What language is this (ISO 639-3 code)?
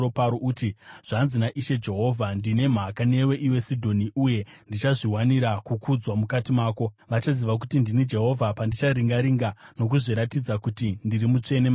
sna